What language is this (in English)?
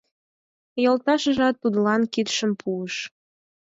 Mari